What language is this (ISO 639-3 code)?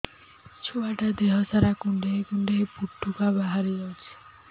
ori